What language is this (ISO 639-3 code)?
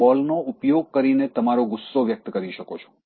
guj